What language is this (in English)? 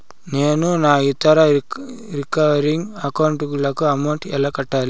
Telugu